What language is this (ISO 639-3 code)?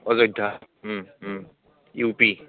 asm